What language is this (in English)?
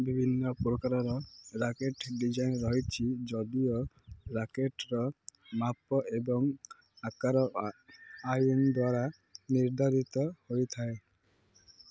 Odia